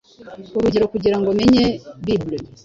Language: Kinyarwanda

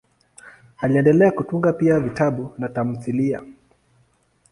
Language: Swahili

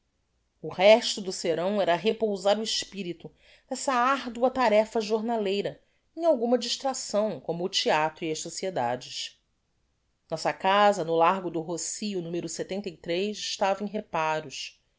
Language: Portuguese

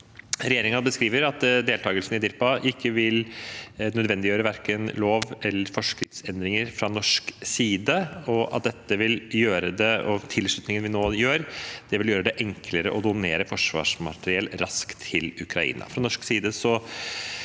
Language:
Norwegian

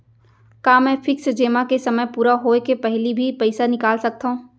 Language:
Chhattisgarhi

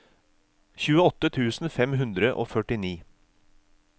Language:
Norwegian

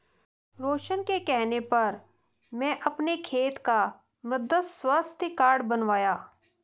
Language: Hindi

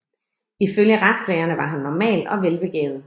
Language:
Danish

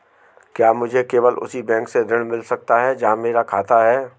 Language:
Hindi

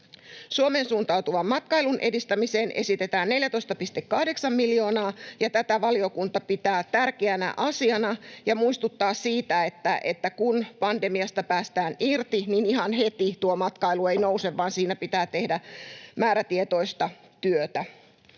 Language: Finnish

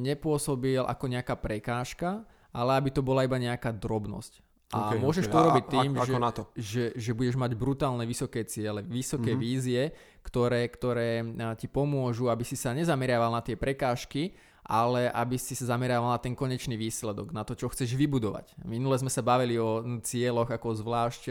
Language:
Slovak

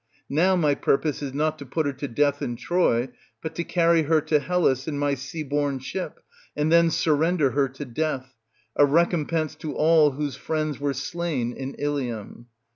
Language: English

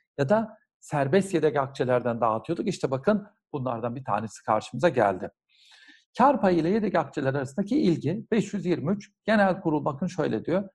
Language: Turkish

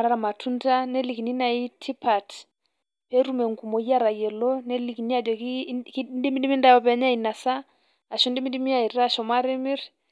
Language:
Masai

